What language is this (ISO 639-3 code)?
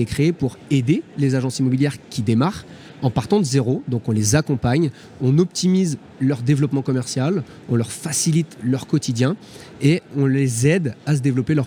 fra